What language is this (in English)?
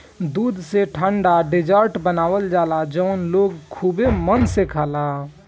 Bhojpuri